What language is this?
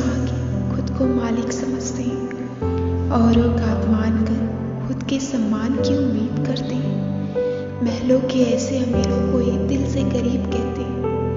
Hindi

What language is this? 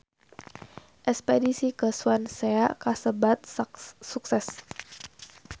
Sundanese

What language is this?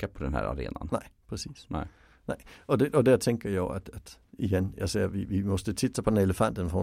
Swedish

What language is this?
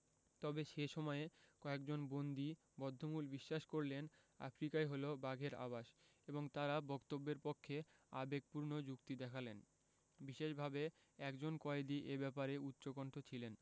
Bangla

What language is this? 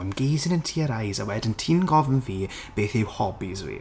Welsh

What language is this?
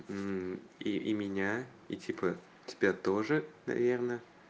Russian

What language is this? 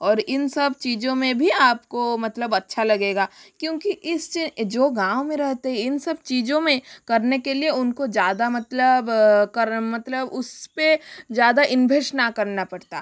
Hindi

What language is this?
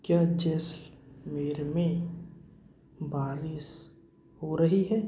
Hindi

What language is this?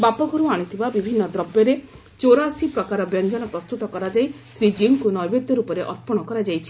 Odia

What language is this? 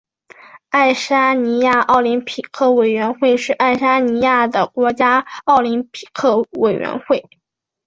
Chinese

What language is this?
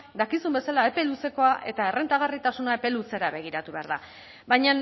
Basque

